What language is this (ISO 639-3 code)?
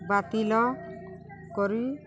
ori